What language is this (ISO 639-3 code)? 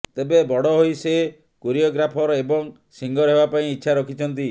ori